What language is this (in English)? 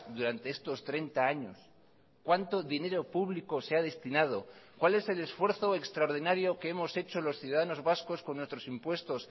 Spanish